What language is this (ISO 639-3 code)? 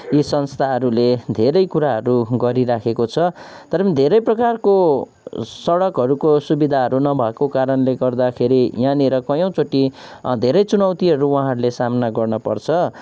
nep